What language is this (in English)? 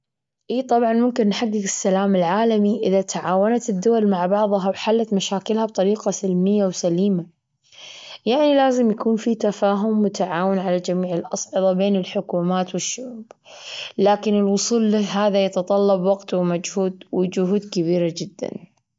Gulf Arabic